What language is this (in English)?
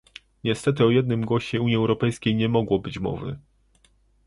Polish